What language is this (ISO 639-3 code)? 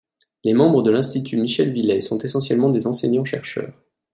fra